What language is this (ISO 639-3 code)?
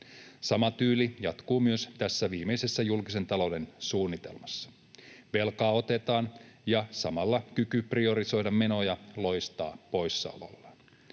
fin